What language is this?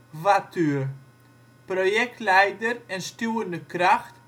Dutch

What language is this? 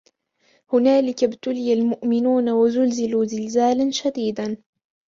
Arabic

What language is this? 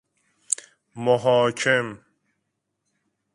Persian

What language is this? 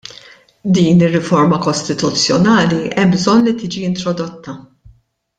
Maltese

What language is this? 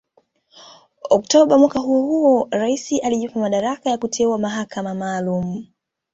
Swahili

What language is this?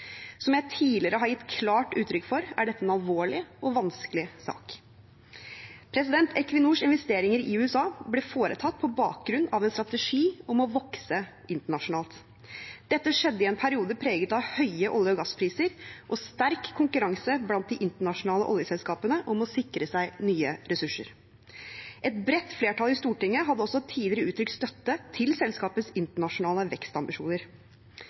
Norwegian Bokmål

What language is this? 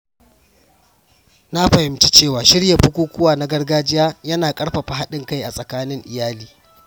Hausa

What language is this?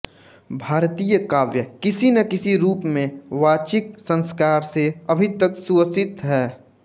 Hindi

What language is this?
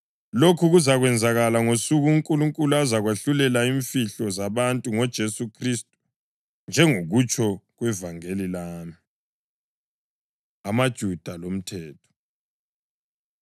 North Ndebele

